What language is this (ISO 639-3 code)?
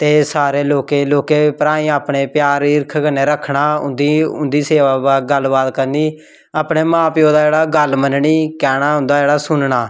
doi